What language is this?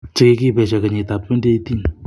Kalenjin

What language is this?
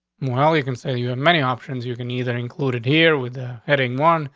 English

